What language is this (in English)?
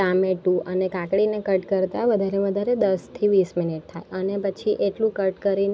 Gujarati